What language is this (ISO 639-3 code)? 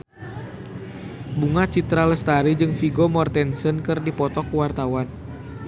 sun